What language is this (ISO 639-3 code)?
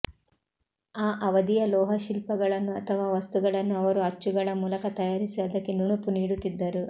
kan